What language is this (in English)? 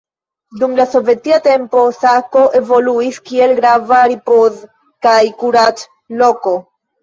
Esperanto